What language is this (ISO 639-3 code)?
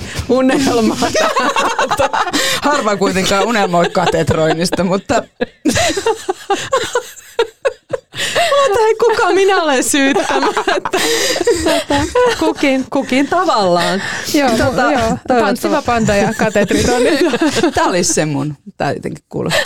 fin